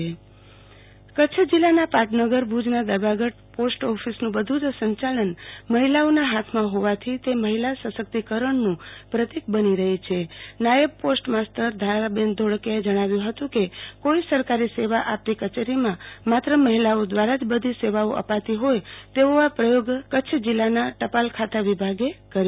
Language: Gujarati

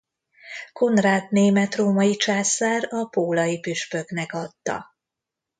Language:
Hungarian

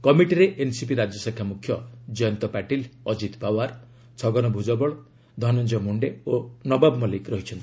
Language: Odia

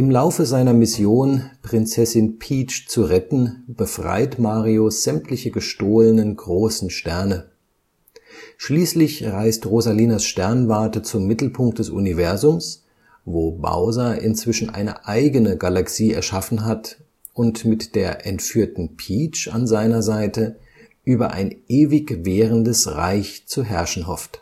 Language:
German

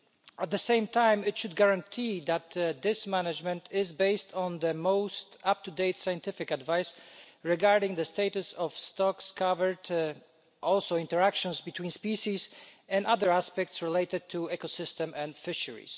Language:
English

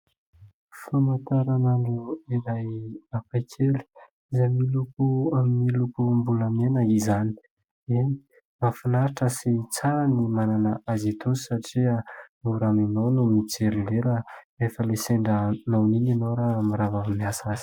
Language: Malagasy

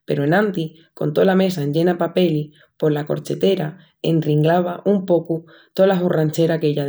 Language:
Extremaduran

